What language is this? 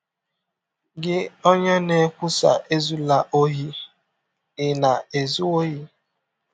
Igbo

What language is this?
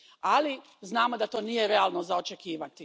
Croatian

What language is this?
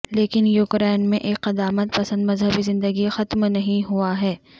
Urdu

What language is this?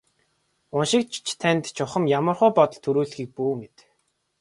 Mongolian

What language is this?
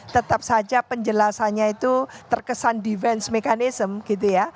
Indonesian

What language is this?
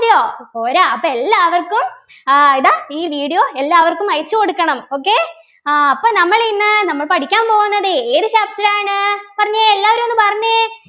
Malayalam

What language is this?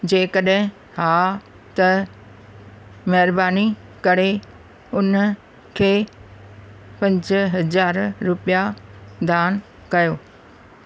Sindhi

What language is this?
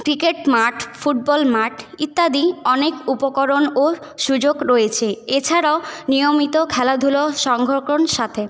Bangla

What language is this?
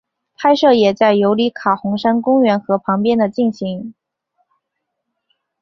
Chinese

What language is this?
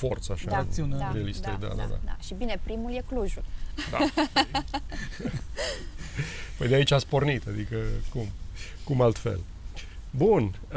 Romanian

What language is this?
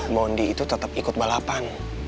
Indonesian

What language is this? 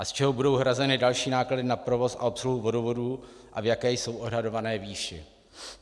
Czech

